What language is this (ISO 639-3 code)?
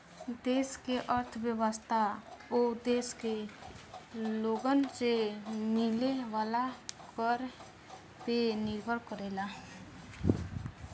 bho